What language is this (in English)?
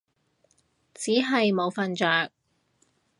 Cantonese